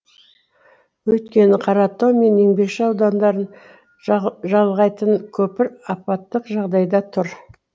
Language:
Kazakh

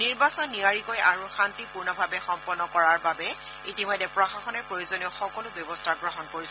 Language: Assamese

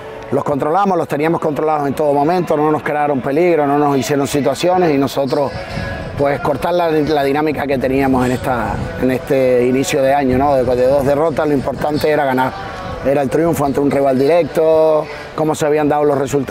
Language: Spanish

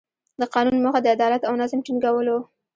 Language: Pashto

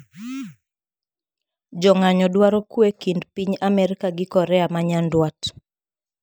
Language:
Luo (Kenya and Tanzania)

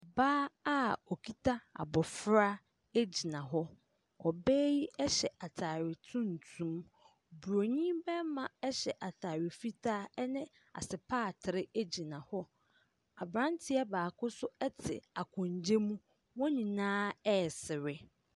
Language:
Akan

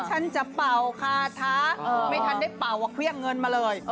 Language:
Thai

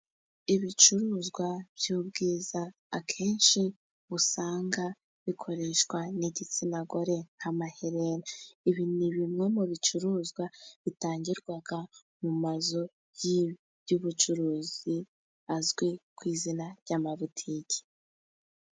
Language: Kinyarwanda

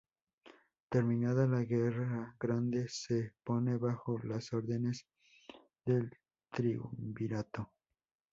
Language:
Spanish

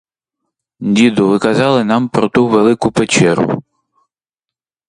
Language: Ukrainian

